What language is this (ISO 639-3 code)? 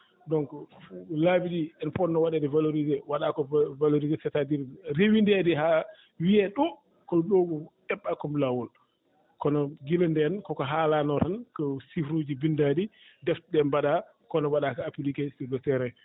ful